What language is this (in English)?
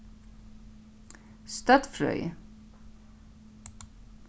Faroese